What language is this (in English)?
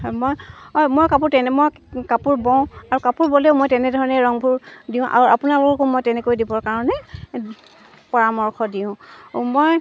Assamese